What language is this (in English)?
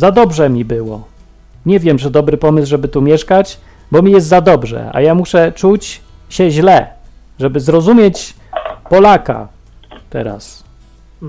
Polish